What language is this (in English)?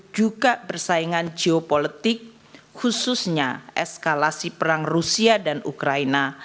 Indonesian